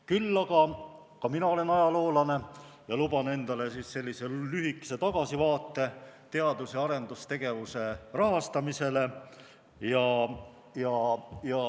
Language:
Estonian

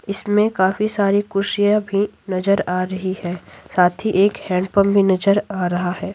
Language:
Hindi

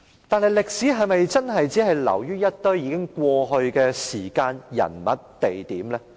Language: Cantonese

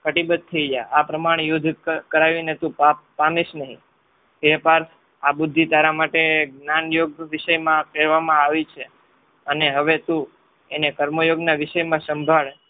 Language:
Gujarati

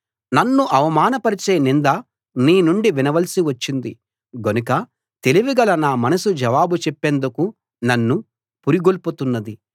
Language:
Telugu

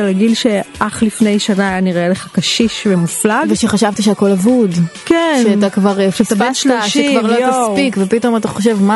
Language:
Hebrew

